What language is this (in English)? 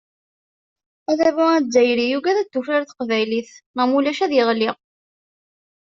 Kabyle